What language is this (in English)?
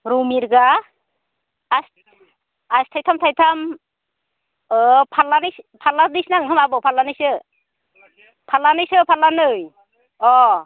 Bodo